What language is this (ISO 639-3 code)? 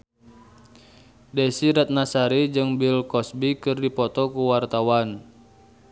sun